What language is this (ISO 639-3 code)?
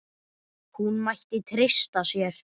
isl